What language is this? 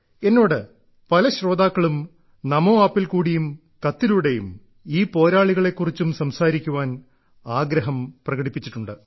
Malayalam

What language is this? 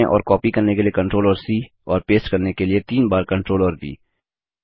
Hindi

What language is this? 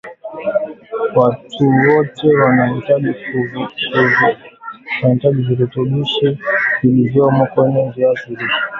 Swahili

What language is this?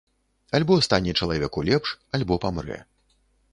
Belarusian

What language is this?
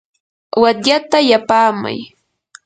Yanahuanca Pasco Quechua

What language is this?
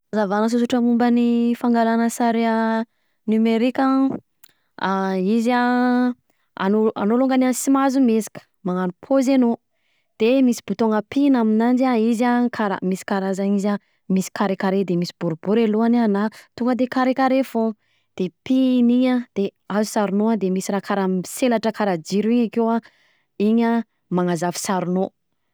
Southern Betsimisaraka Malagasy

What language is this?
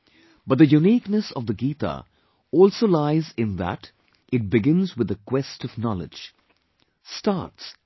English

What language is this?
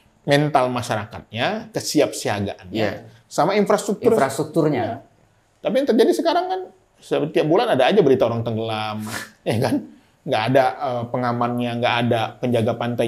Indonesian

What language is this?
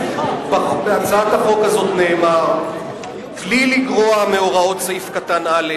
Hebrew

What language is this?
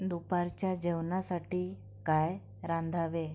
Marathi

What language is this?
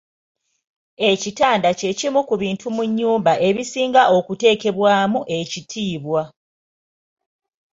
Ganda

